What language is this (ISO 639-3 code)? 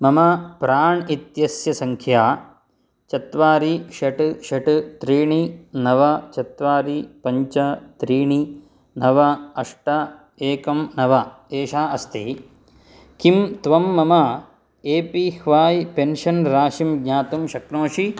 san